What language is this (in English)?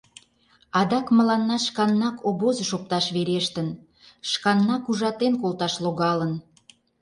Mari